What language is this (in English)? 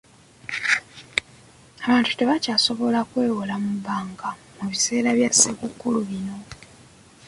Ganda